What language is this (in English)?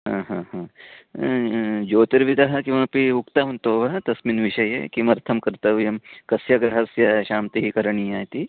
Sanskrit